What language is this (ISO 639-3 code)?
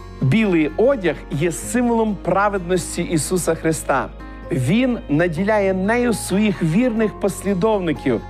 ukr